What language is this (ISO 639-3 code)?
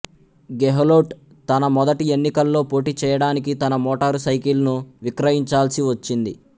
tel